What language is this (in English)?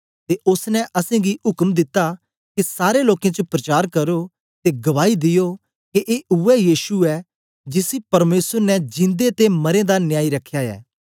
Dogri